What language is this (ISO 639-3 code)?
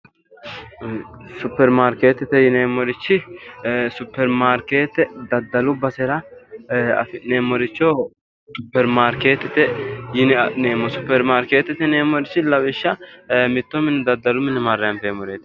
sid